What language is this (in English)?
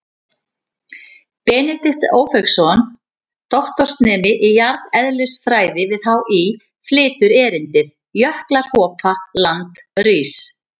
Icelandic